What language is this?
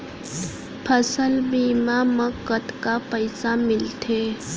Chhattisgarhi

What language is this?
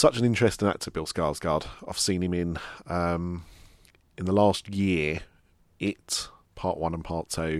English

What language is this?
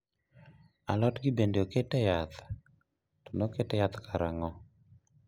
Luo (Kenya and Tanzania)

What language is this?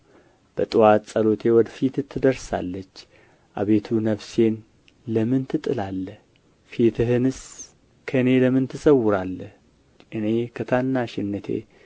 Amharic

